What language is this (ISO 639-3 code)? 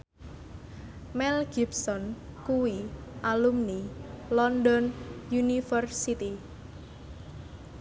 jav